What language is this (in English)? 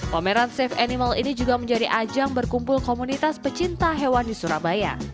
Indonesian